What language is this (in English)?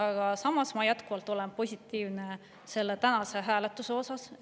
Estonian